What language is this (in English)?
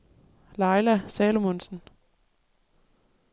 Danish